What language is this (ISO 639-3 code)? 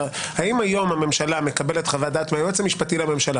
heb